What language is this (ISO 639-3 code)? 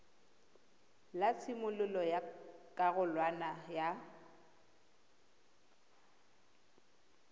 tsn